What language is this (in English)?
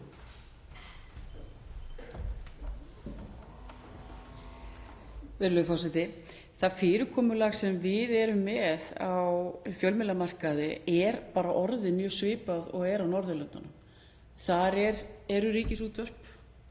Icelandic